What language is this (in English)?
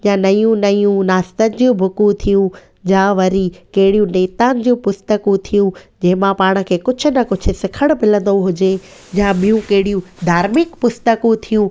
Sindhi